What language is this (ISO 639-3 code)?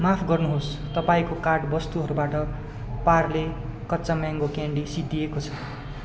nep